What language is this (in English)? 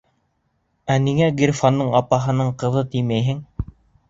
Bashkir